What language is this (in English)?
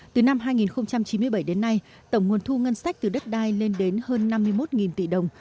Vietnamese